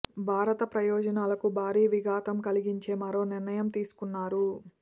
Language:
Telugu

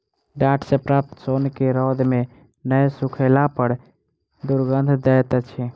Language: Maithili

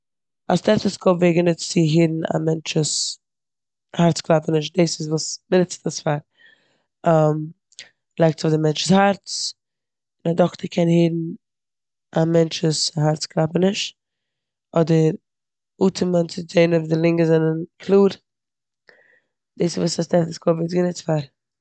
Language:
Yiddish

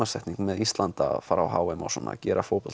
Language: Icelandic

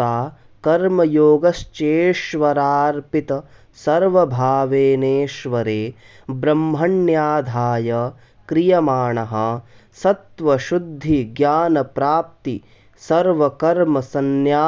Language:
Sanskrit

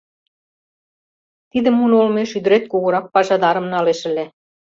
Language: Mari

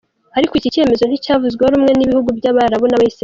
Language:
Kinyarwanda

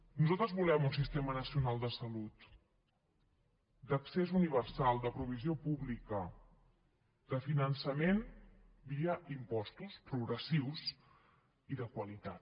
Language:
Catalan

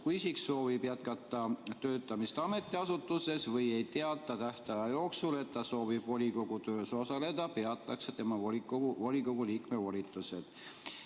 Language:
Estonian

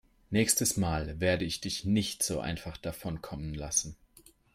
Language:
German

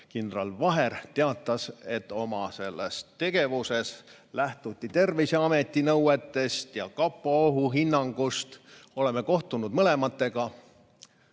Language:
Estonian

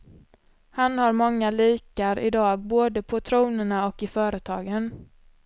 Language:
Swedish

